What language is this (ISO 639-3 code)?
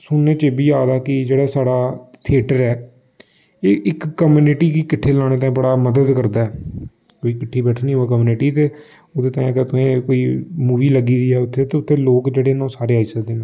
doi